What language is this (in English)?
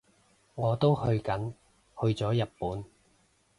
Cantonese